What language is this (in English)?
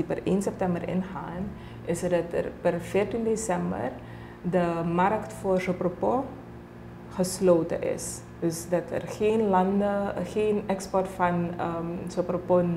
Dutch